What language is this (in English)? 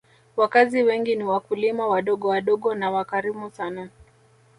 Swahili